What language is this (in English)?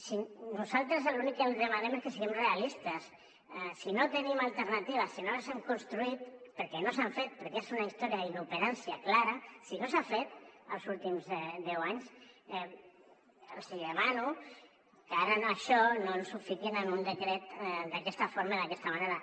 Catalan